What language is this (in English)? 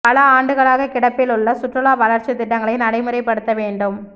Tamil